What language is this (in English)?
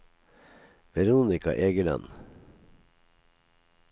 Norwegian